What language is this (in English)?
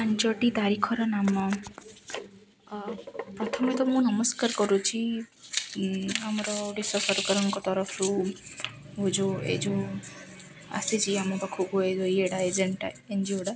Odia